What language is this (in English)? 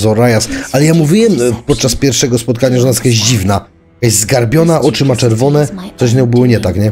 Polish